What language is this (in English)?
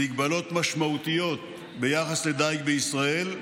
Hebrew